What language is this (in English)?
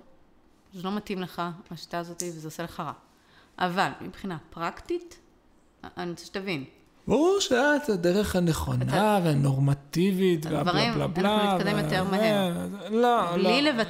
Hebrew